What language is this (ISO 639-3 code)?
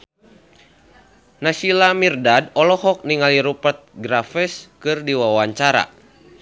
sun